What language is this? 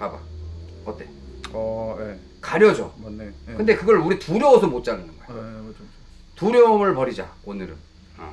Korean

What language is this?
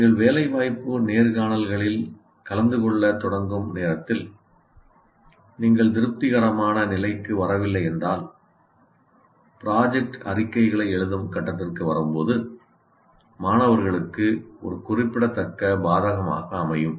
Tamil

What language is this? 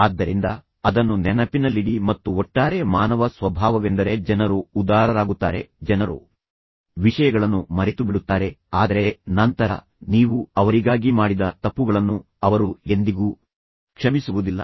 Kannada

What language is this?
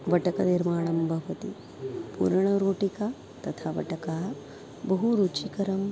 Sanskrit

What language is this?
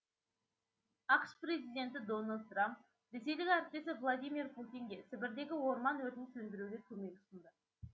Kazakh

